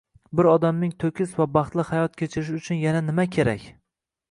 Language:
Uzbek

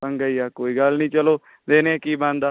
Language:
Punjabi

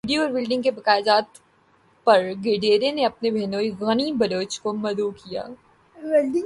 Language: Urdu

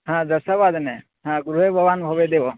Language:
Sanskrit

